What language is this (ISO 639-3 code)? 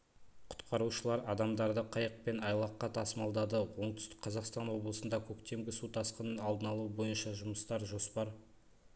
kaz